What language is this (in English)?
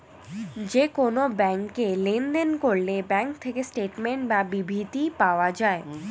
Bangla